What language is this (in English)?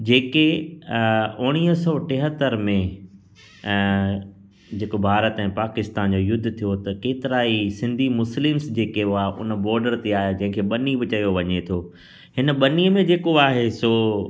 Sindhi